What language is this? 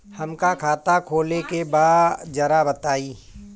Bhojpuri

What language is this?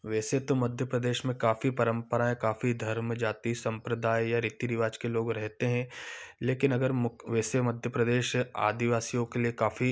Hindi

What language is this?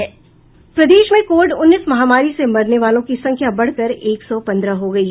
Hindi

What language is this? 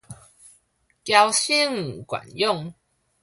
Min Nan Chinese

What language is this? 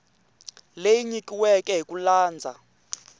Tsonga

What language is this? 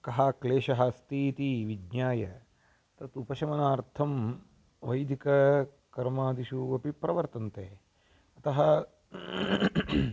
Sanskrit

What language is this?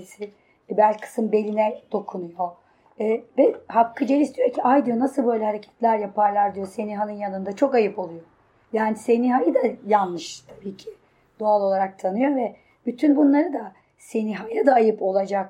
Turkish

